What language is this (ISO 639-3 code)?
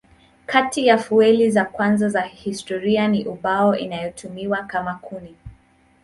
swa